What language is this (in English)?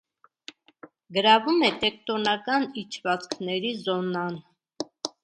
Armenian